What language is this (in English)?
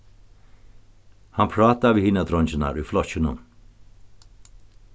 Faroese